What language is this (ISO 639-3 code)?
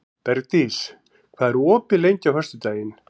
isl